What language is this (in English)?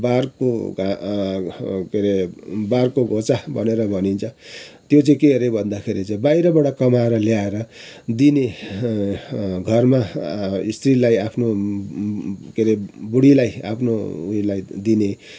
Nepali